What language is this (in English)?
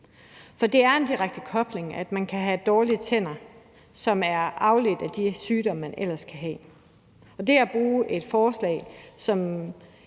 Danish